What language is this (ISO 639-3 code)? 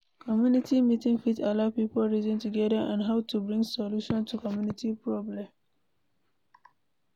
pcm